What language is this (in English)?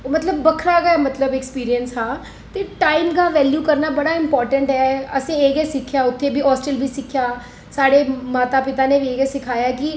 Dogri